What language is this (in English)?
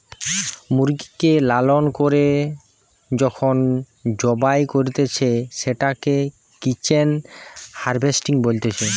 Bangla